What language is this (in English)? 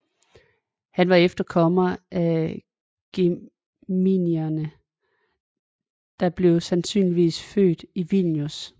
Danish